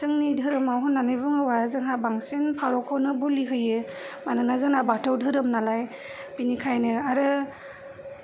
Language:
Bodo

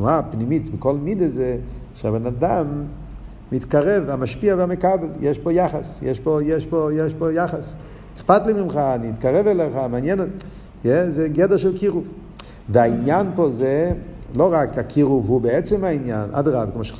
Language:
Hebrew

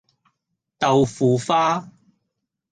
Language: Cantonese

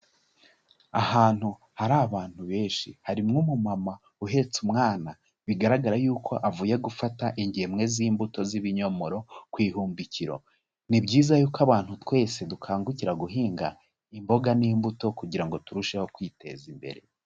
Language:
Kinyarwanda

